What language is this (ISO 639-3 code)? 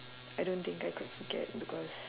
eng